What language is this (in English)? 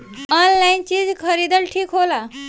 Bhojpuri